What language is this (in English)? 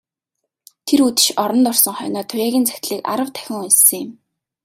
Mongolian